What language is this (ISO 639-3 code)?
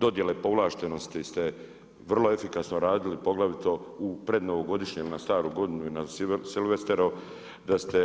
hrv